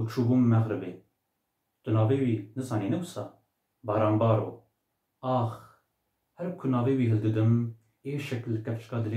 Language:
Turkish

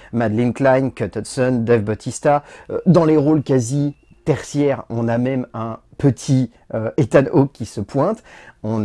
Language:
French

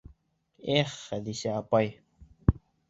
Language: Bashkir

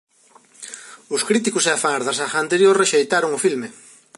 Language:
Galician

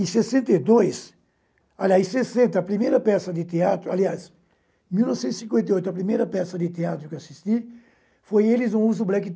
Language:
Portuguese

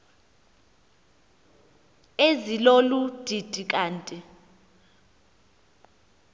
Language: Xhosa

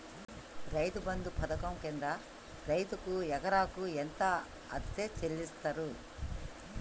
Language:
Telugu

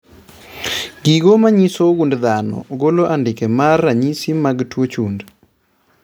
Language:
Luo (Kenya and Tanzania)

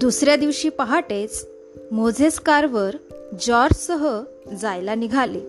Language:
Marathi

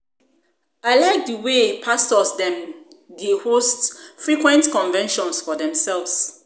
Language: Nigerian Pidgin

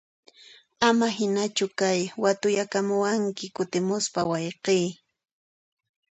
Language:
Puno Quechua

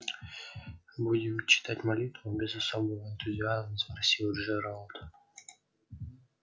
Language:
Russian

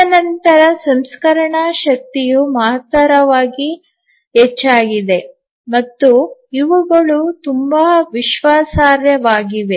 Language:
Kannada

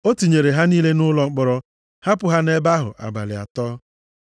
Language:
Igbo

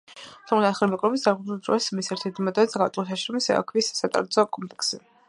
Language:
Georgian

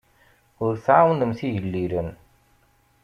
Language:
Kabyle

